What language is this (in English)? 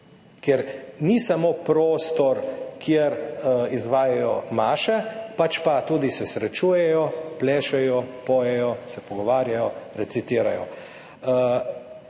Slovenian